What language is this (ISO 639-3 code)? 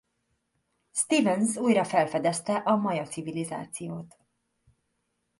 hun